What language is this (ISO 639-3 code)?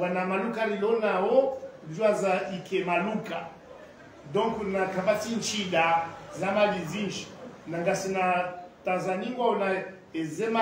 ara